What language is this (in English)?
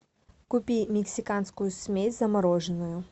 Russian